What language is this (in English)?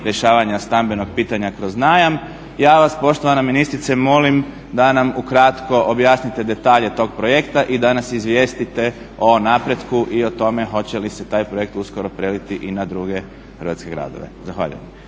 Croatian